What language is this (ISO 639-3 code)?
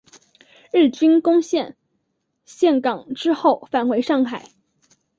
zho